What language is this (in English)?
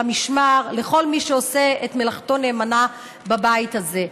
Hebrew